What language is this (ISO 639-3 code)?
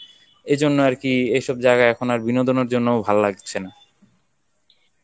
ben